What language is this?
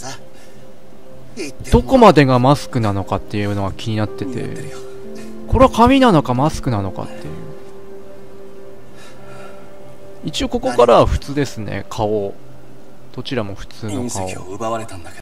Japanese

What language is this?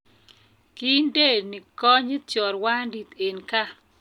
Kalenjin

